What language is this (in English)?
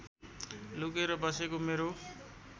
Nepali